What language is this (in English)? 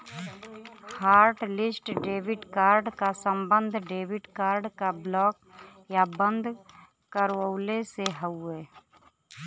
Bhojpuri